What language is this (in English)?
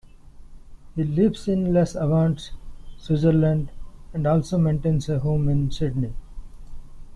English